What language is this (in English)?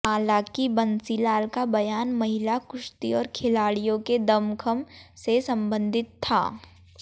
Hindi